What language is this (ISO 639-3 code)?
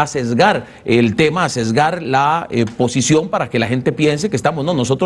spa